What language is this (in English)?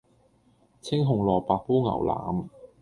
Cantonese